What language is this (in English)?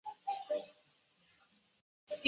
Chinese